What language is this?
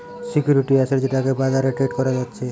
Bangla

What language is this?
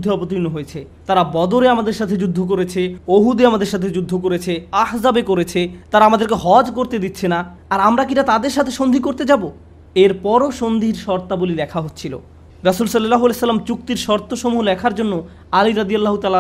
Bangla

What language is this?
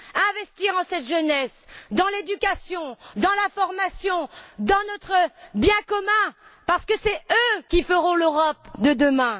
French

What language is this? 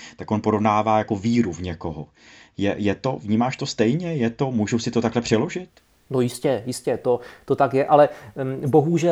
Czech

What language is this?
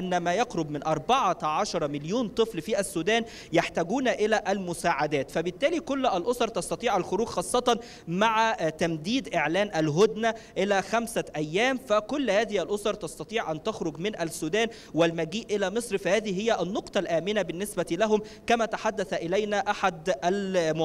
Arabic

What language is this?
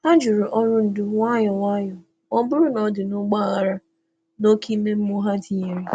Igbo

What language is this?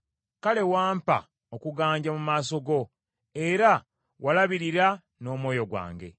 Ganda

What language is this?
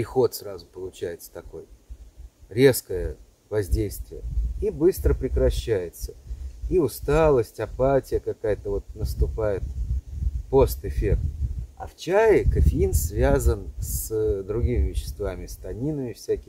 Russian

